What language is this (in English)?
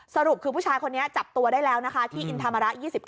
Thai